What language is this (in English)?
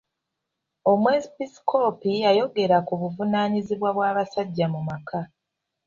Ganda